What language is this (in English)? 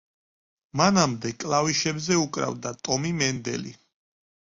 Georgian